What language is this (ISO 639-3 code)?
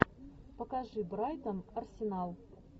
rus